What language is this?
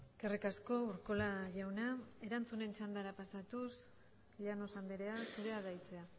Basque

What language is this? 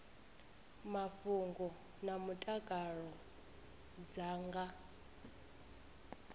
Venda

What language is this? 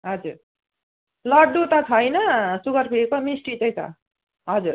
Nepali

